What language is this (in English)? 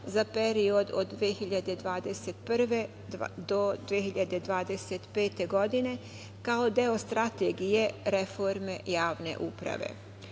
Serbian